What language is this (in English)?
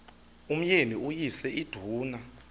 Xhosa